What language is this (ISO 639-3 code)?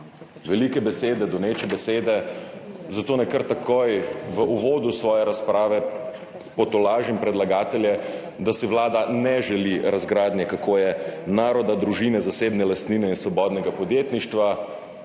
slv